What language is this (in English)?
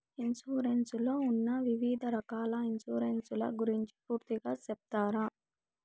Telugu